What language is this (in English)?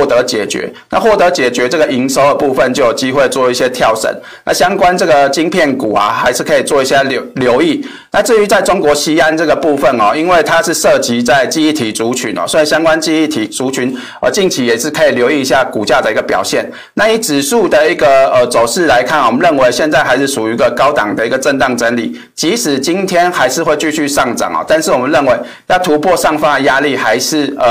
Chinese